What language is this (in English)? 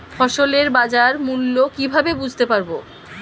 Bangla